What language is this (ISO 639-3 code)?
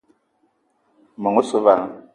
eto